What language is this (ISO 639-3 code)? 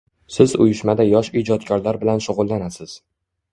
uzb